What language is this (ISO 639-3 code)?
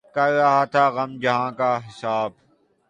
urd